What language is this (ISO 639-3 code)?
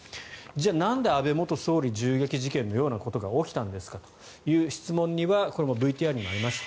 jpn